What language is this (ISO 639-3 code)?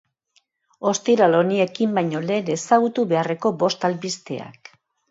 eus